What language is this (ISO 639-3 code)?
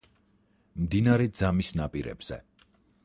kat